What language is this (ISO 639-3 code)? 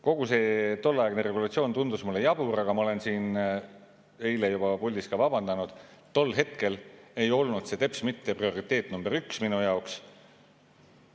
est